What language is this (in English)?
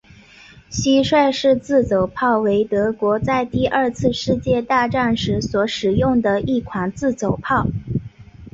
Chinese